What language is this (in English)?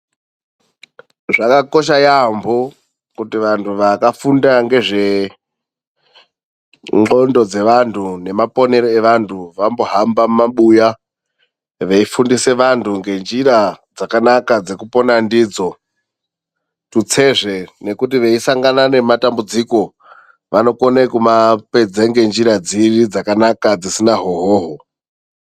Ndau